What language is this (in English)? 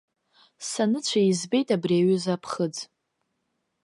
Abkhazian